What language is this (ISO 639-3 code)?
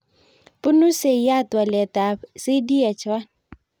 kln